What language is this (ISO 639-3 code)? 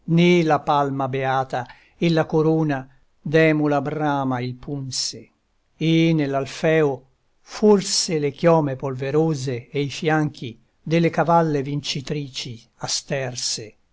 ita